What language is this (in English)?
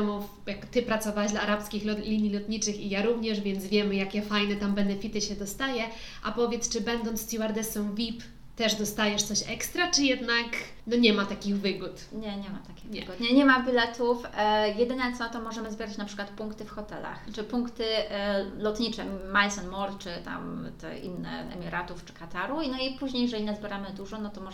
Polish